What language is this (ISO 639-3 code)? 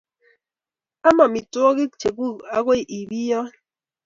kln